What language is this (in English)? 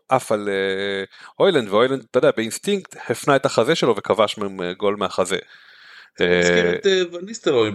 Hebrew